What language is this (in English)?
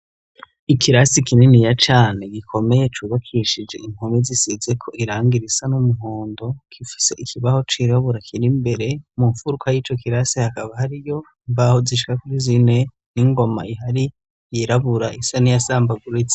Rundi